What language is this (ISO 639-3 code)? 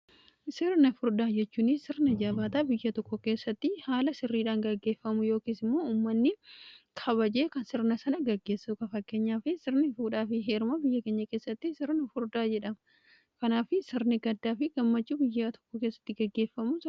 orm